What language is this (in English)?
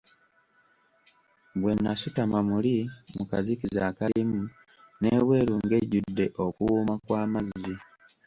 Ganda